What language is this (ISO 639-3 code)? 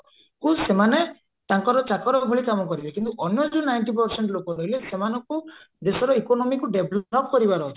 ori